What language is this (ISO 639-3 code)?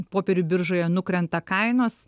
lit